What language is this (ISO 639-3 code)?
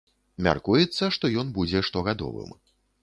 bel